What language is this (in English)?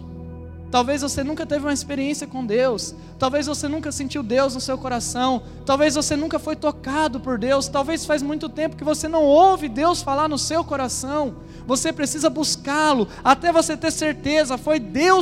Portuguese